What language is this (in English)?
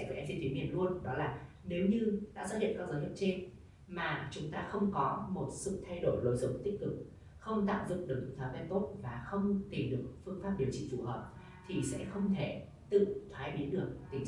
Vietnamese